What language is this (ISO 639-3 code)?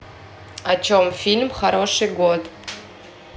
rus